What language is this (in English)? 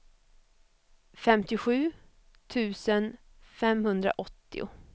Swedish